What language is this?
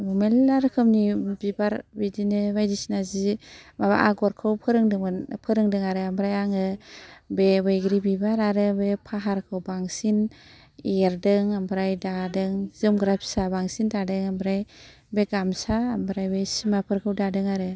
Bodo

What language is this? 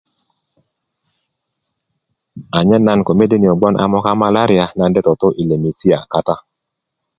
Kuku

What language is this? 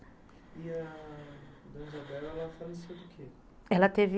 Portuguese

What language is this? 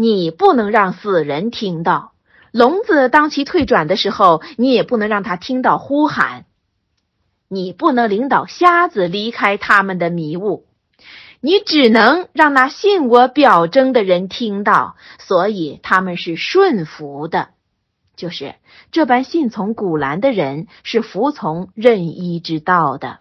Chinese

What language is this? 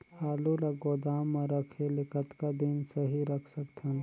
Chhattisgarhi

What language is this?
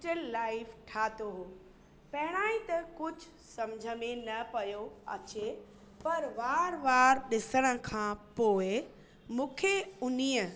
Sindhi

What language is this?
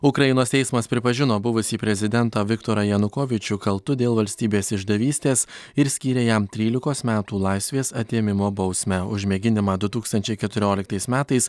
Lithuanian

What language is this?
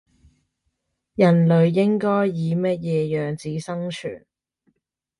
Cantonese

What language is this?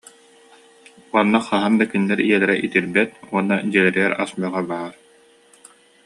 Yakut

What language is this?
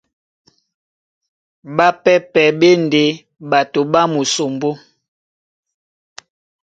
Duala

